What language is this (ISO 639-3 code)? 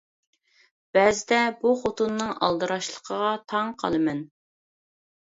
uig